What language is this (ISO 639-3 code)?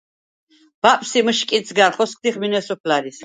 sva